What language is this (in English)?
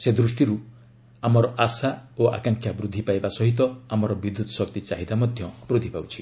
Odia